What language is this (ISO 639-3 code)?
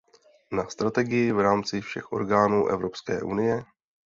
ces